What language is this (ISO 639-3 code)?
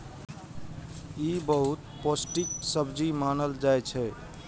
mai